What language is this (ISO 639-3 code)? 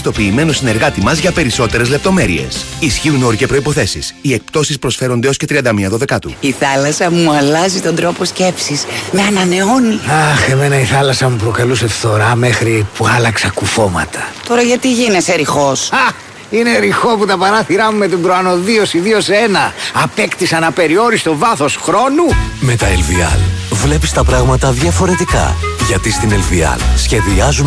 ell